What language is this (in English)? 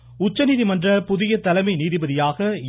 Tamil